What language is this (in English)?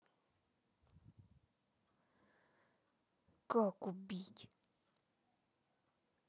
Russian